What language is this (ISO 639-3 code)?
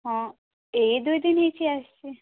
ori